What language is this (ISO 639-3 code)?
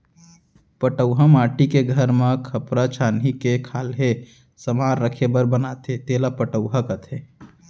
hne